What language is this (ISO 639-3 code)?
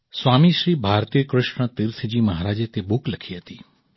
guj